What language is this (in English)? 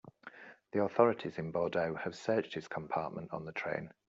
English